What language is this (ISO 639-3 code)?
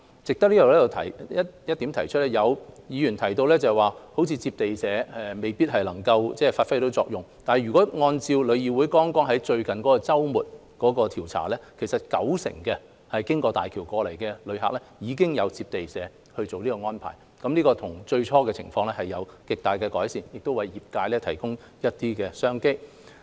yue